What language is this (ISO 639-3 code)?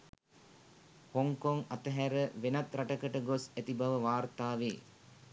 sin